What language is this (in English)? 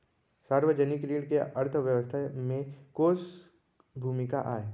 Chhattisgarhi